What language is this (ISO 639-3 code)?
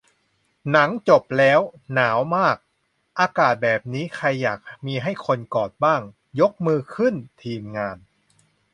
tha